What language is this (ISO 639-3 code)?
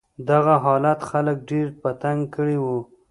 pus